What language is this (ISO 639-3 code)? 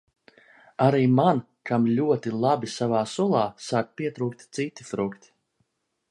lav